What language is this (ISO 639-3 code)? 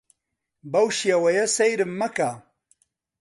ckb